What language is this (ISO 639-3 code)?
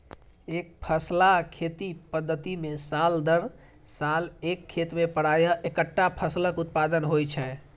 mai